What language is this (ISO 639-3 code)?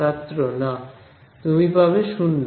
ben